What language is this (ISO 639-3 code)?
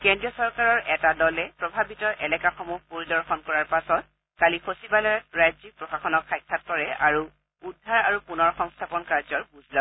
asm